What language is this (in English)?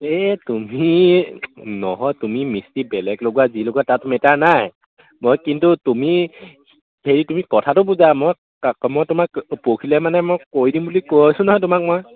Assamese